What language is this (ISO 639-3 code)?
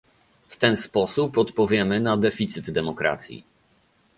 pol